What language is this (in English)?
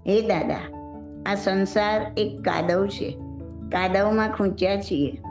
Gujarati